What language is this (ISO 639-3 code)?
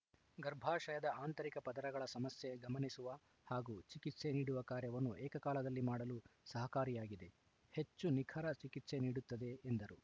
kan